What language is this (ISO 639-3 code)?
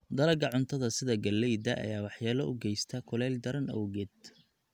som